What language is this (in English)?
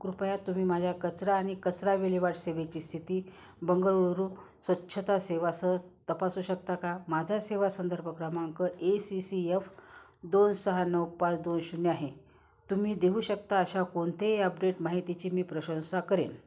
Marathi